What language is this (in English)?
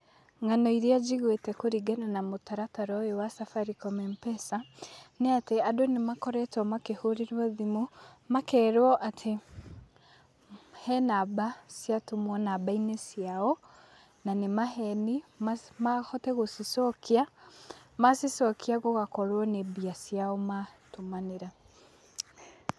Kikuyu